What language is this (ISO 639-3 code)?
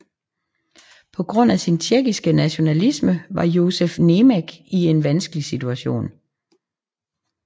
dan